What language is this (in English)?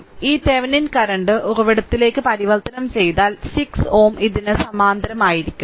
Malayalam